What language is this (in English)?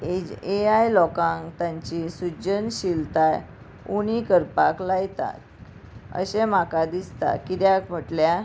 Konkani